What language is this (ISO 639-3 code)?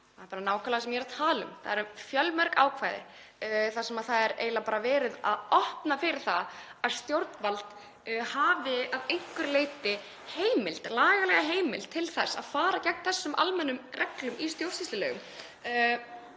isl